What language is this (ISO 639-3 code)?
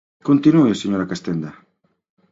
glg